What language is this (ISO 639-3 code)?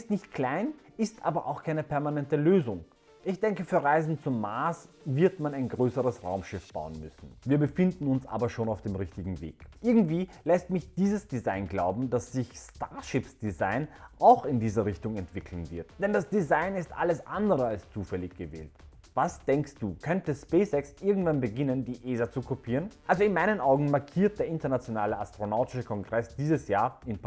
deu